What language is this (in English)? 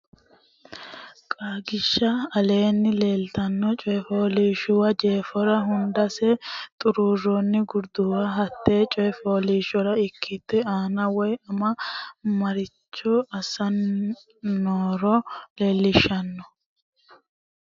Sidamo